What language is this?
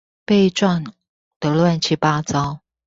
Chinese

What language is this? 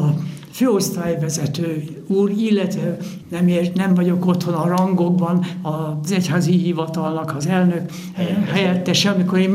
Hungarian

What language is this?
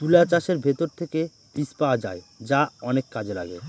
Bangla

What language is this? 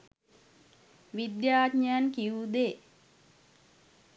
Sinhala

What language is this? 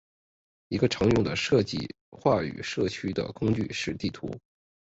Chinese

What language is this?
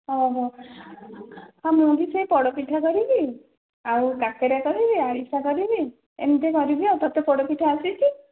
Odia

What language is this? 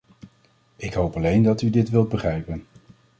Dutch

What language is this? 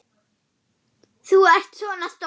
Icelandic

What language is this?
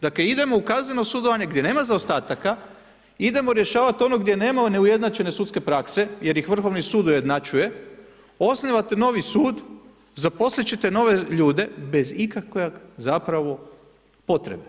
Croatian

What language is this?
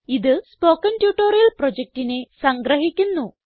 Malayalam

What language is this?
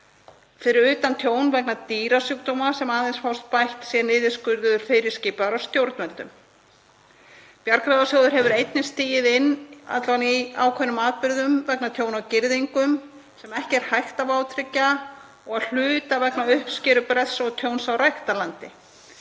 Icelandic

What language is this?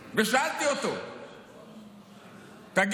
Hebrew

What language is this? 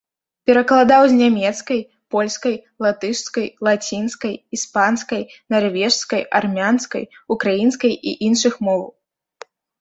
Belarusian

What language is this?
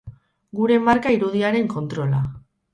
Basque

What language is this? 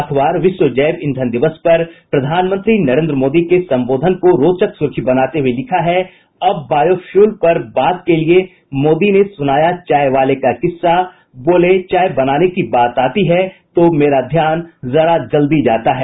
Hindi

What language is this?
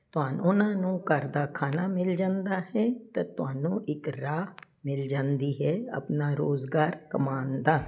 Punjabi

